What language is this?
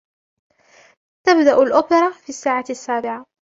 Arabic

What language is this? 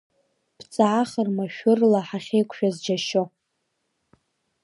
Abkhazian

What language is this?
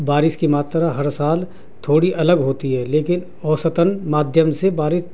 Urdu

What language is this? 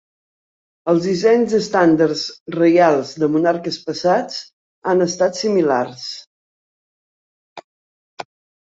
Catalan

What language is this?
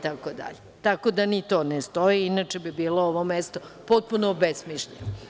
Serbian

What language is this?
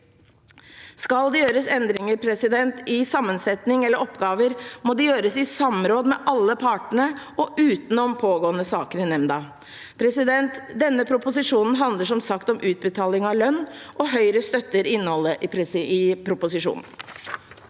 Norwegian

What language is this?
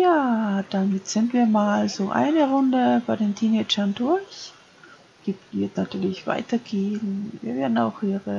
German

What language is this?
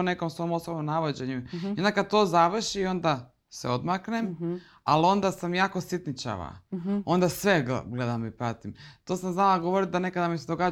Croatian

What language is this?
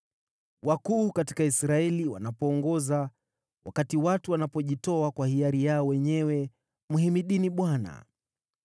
Swahili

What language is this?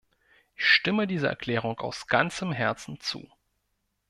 German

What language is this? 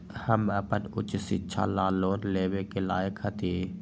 Magahi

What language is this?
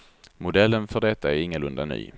Swedish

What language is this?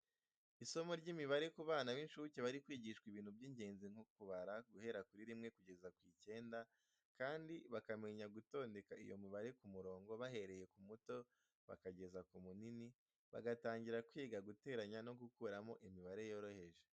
Kinyarwanda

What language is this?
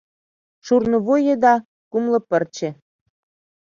Mari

